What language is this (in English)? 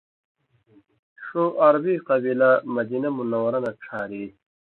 Indus Kohistani